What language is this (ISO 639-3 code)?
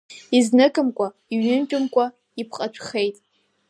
abk